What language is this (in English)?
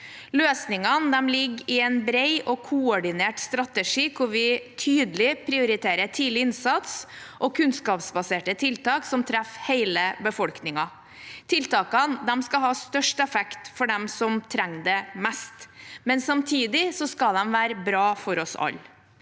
Norwegian